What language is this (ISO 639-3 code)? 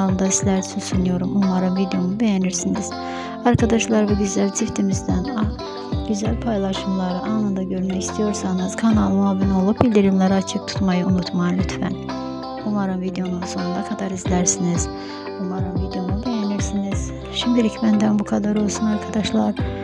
tur